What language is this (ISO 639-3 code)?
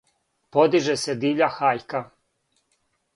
srp